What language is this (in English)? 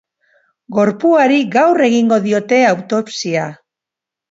Basque